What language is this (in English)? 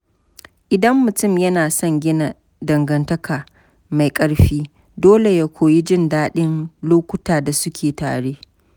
Hausa